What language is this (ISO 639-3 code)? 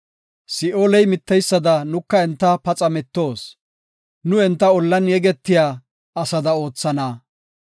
gof